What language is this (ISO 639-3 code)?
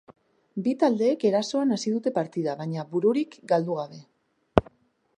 eus